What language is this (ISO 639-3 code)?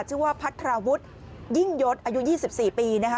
tha